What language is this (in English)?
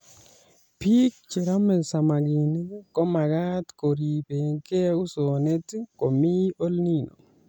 Kalenjin